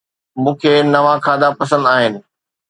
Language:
Sindhi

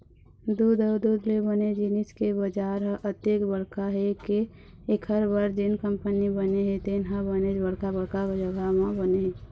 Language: Chhattisgarhi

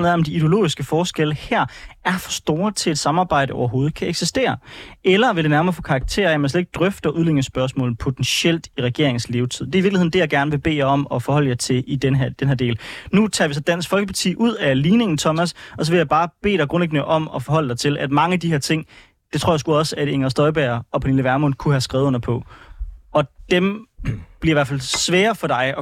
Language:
Danish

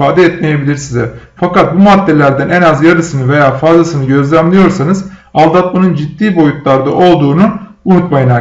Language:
Turkish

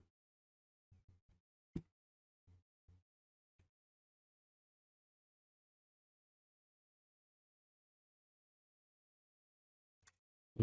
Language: Russian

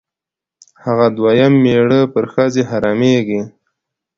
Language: Pashto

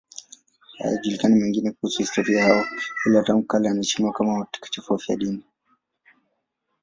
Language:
Swahili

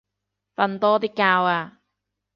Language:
Cantonese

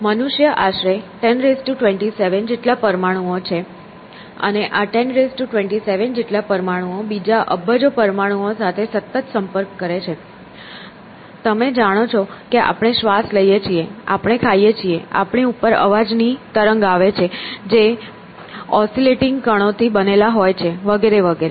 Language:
Gujarati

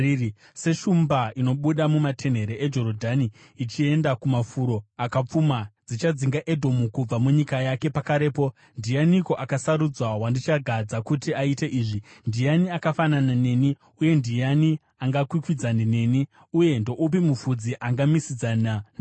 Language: Shona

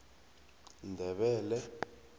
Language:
South Ndebele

